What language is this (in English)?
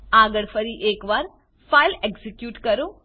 Gujarati